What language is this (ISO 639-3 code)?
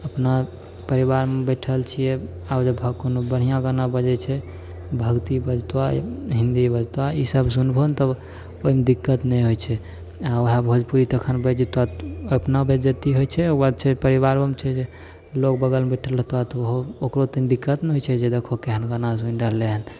mai